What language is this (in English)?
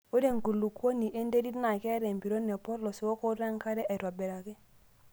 Masai